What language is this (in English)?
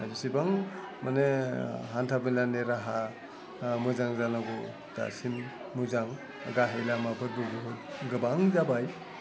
Bodo